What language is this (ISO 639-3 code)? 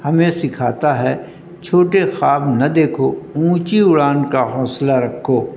urd